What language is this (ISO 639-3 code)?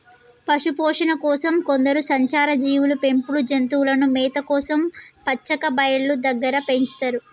tel